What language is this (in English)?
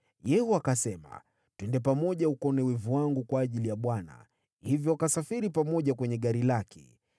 Swahili